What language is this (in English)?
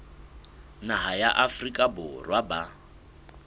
Southern Sotho